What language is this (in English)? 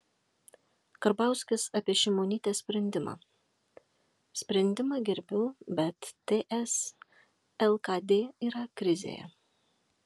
Lithuanian